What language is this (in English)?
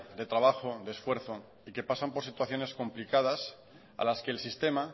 Spanish